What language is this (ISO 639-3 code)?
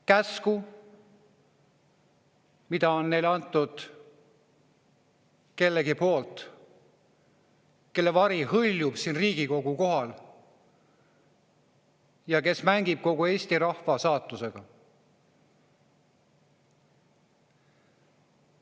est